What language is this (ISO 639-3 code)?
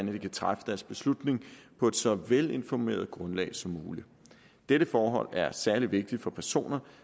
dan